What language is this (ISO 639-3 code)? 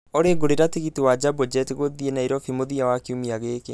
kik